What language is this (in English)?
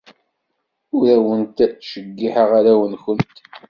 Kabyle